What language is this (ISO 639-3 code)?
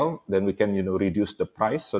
ind